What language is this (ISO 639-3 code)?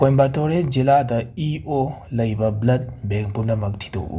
mni